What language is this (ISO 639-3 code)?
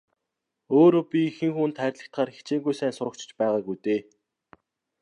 mon